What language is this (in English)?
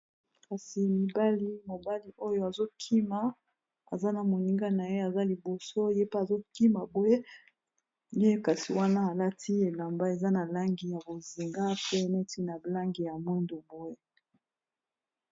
Lingala